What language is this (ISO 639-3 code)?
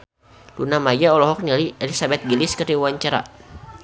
sun